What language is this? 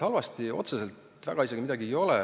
Estonian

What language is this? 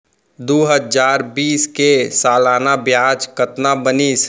Chhattisgarhi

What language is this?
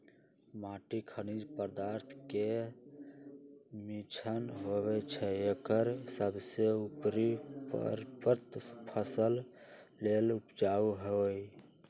Magahi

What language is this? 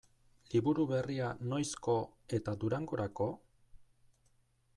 Basque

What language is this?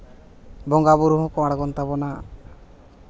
Santali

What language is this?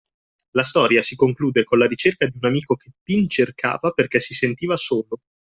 Italian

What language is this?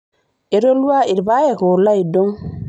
Masai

